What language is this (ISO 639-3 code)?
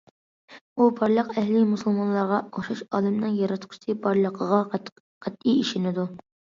uig